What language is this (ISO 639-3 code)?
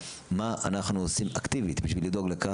heb